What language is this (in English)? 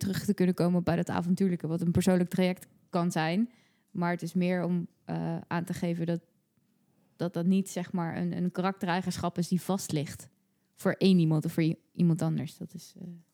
Dutch